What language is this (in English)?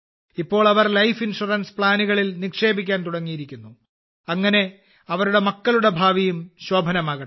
Malayalam